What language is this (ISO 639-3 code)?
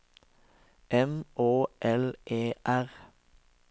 nor